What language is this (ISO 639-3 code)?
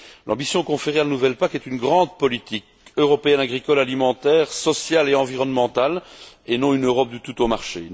fra